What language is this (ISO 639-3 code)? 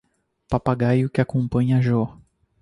por